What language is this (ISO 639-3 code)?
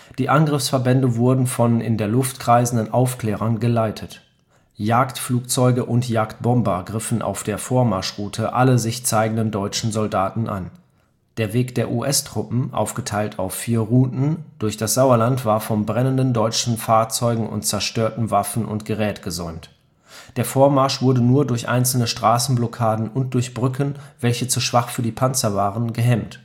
deu